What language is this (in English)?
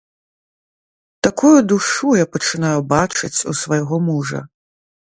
Belarusian